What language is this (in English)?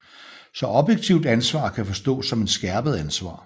Danish